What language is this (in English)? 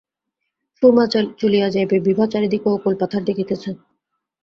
Bangla